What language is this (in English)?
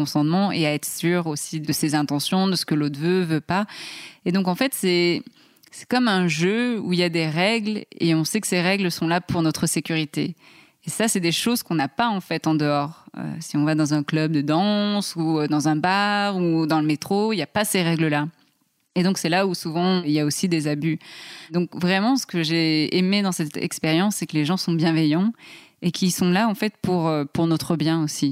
French